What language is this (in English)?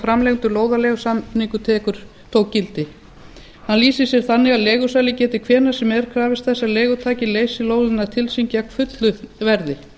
Icelandic